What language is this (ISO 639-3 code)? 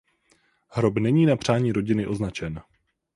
ces